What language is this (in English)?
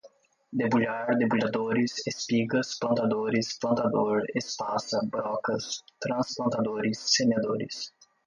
Portuguese